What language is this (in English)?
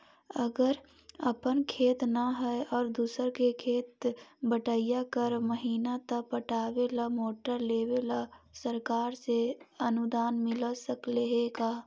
Magahi